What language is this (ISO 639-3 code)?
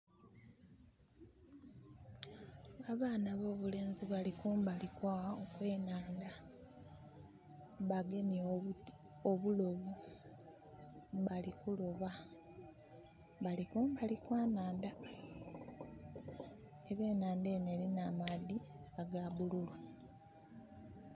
xog